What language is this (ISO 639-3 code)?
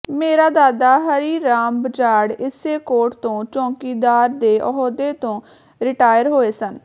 pan